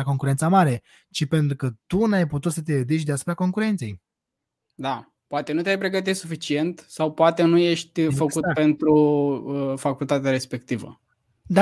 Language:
Romanian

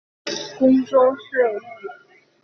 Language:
Chinese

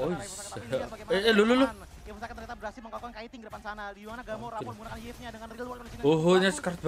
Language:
Indonesian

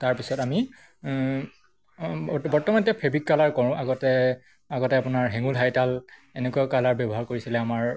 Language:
Assamese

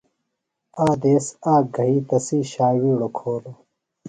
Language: Phalura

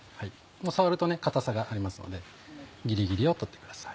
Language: Japanese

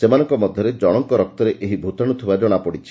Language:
Odia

